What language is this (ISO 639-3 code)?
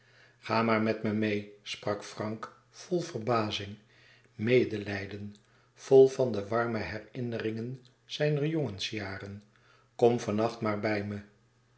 nld